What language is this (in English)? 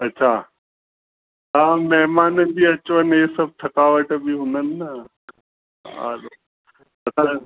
Sindhi